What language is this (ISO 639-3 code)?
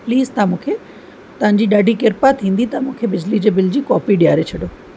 snd